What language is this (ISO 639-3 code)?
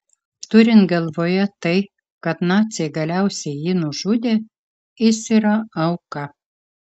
lit